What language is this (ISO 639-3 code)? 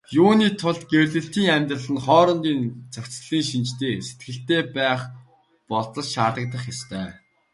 mon